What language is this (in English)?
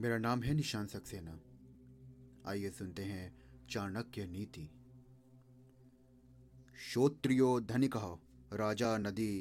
Hindi